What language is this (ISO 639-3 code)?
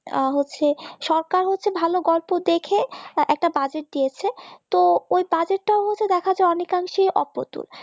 ben